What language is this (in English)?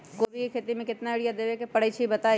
Magahi